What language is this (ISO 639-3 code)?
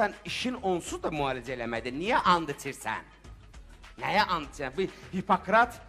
tur